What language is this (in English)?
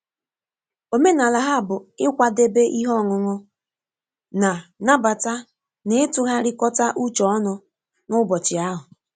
Igbo